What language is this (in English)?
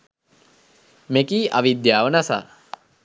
Sinhala